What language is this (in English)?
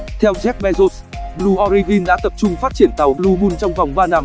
Vietnamese